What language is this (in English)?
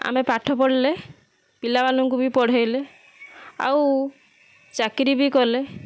Odia